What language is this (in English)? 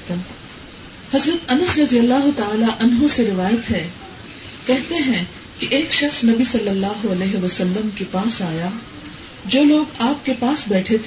Urdu